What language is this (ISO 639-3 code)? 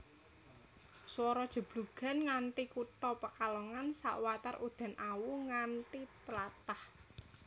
jav